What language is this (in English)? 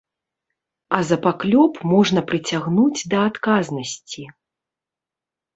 Belarusian